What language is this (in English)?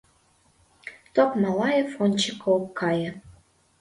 Mari